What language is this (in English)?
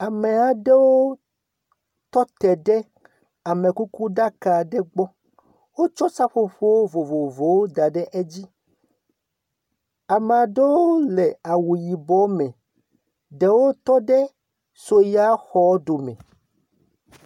Ewe